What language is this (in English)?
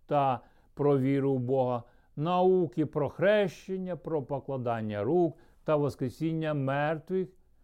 Ukrainian